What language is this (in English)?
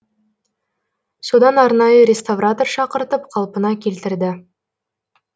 Kazakh